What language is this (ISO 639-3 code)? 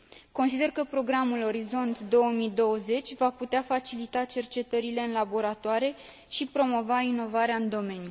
ron